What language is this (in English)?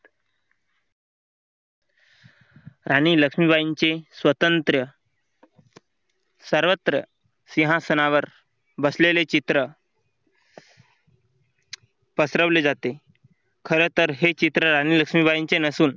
Marathi